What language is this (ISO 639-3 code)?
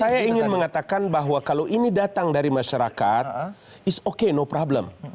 ind